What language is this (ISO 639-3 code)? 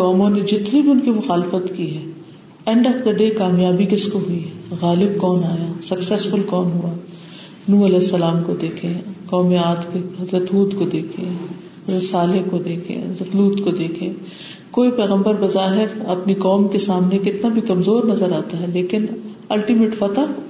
urd